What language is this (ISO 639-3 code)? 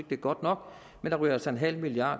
dan